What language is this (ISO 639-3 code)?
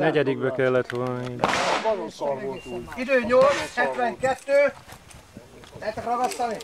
hun